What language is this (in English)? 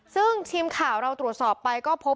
Thai